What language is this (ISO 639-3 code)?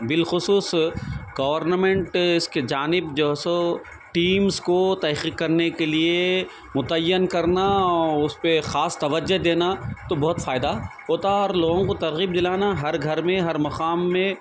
urd